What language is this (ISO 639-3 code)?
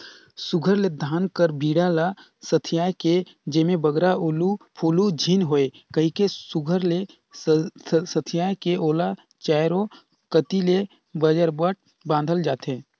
hne